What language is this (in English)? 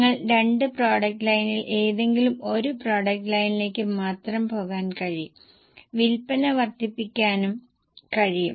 Malayalam